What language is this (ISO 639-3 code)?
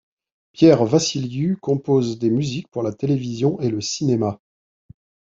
fra